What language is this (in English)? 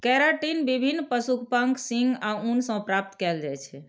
Maithili